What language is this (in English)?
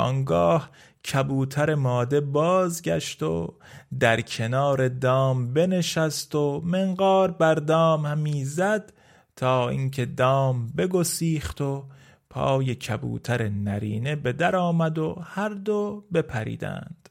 Persian